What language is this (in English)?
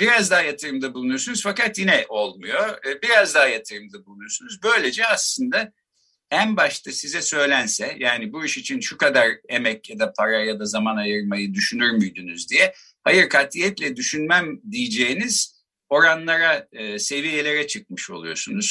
Turkish